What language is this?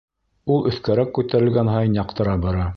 Bashkir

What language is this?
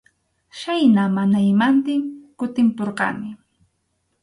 Arequipa-La Unión Quechua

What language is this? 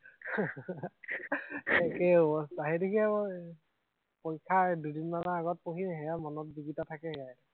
Assamese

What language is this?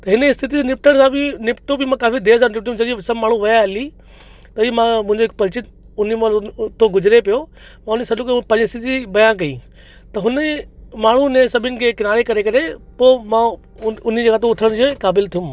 Sindhi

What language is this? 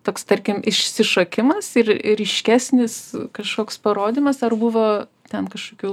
Lithuanian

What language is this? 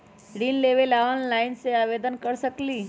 Magahi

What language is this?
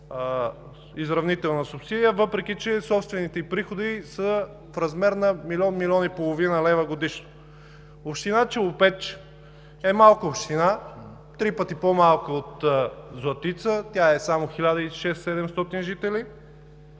Bulgarian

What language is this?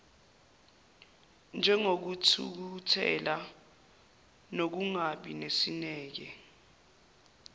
Zulu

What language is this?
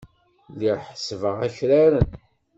Kabyle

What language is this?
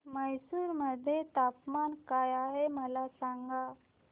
Marathi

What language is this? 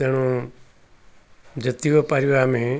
Odia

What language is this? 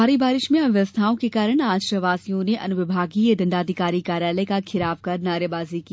Hindi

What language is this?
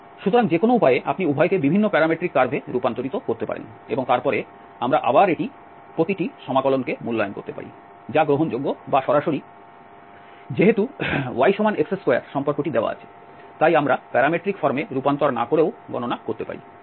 Bangla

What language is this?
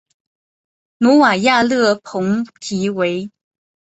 Chinese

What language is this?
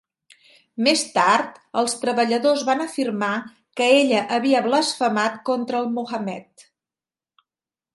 Catalan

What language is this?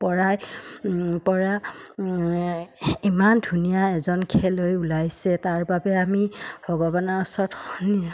Assamese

